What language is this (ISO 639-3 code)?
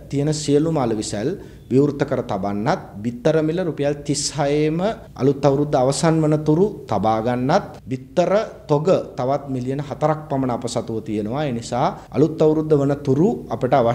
ron